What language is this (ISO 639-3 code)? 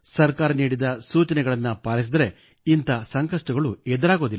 kan